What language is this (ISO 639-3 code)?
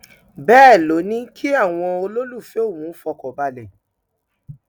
yor